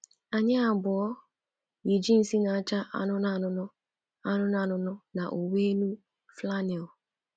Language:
Igbo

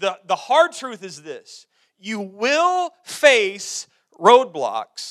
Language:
English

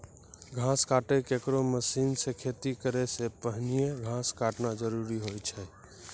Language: Maithili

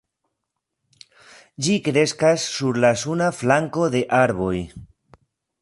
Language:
Esperanto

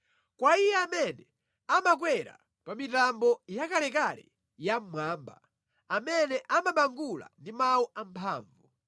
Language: Nyanja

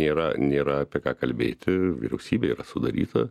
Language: Lithuanian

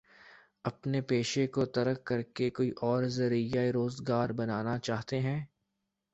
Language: Urdu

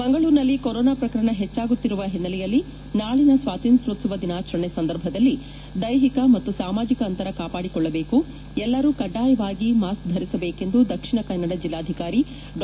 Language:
Kannada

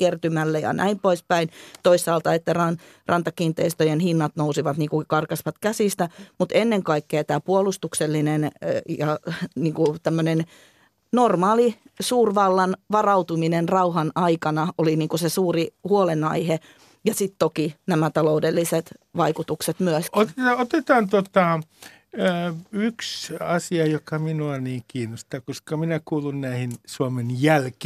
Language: Finnish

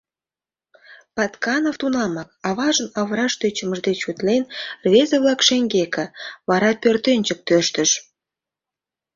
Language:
Mari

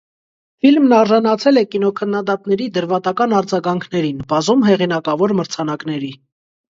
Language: Armenian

